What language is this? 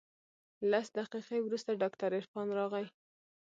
Pashto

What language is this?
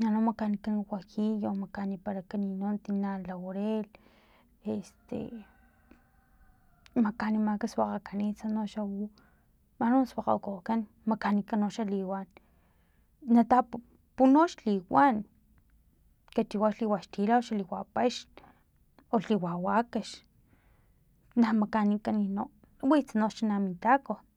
Filomena Mata-Coahuitlán Totonac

